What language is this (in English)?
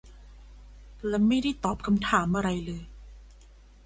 Thai